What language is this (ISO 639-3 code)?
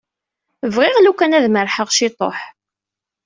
kab